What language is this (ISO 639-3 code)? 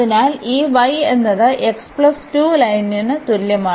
mal